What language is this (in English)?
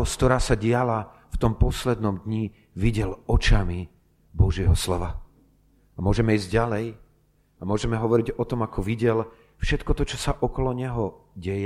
Slovak